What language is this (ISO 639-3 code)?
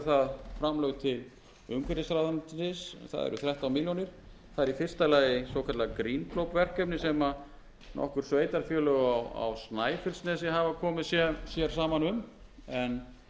isl